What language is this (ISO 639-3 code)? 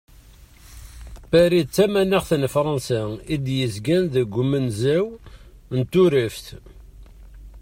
kab